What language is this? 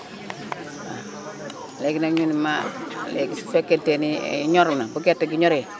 Wolof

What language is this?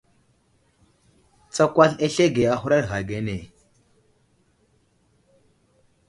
Wuzlam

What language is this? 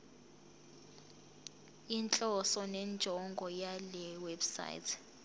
Zulu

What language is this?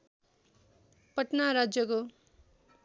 Nepali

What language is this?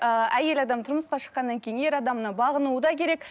Kazakh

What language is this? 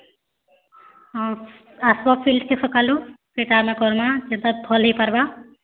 Odia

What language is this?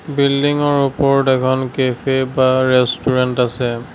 Assamese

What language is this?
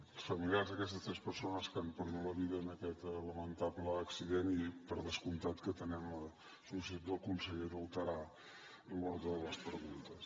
Catalan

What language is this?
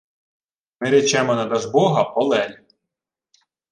Ukrainian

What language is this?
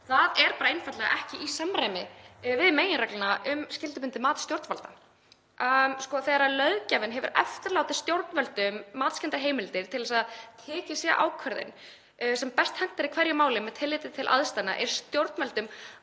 Icelandic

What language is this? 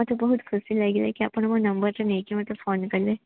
Odia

